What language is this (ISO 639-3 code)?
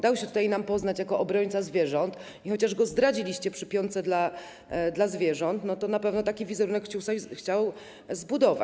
pol